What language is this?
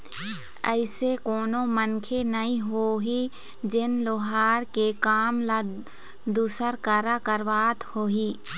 Chhattisgarhi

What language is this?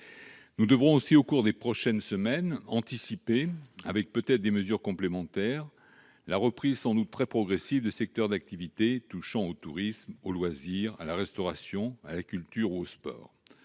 French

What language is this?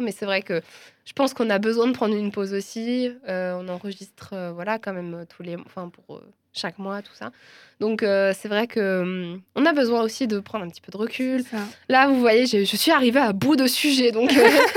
French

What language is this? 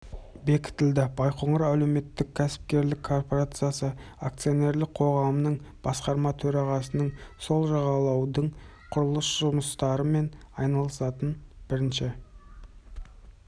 Kazakh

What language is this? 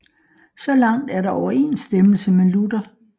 Danish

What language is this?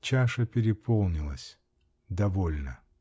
Russian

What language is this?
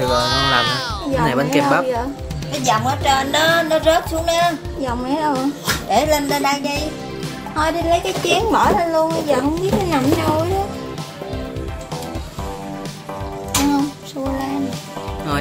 Vietnamese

